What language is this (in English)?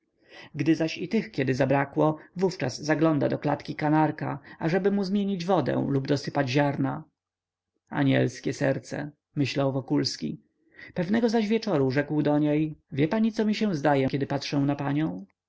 Polish